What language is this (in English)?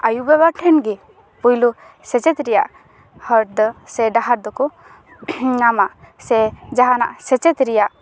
Santali